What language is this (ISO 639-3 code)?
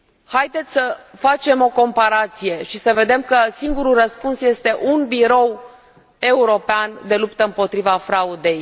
ron